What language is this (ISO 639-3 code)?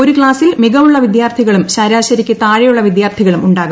mal